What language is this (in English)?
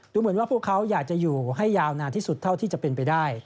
Thai